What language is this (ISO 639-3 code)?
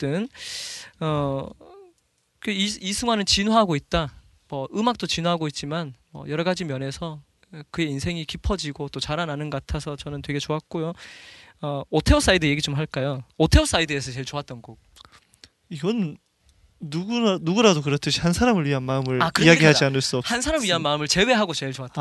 kor